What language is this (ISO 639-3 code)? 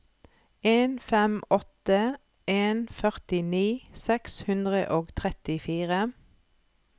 nor